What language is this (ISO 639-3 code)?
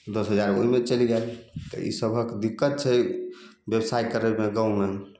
mai